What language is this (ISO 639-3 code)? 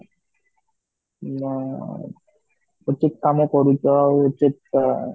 ori